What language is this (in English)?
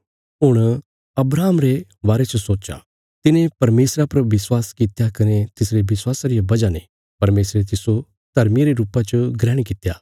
Bilaspuri